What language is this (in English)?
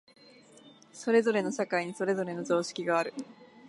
Japanese